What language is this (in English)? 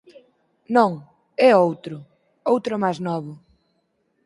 Galician